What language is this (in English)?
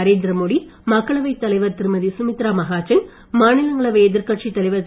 Tamil